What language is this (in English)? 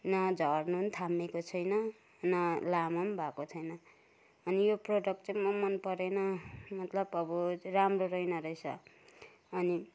Nepali